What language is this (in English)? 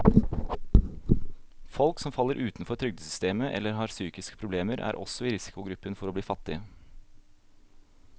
Norwegian